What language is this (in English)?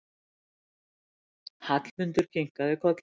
Icelandic